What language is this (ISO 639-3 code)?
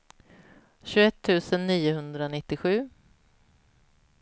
swe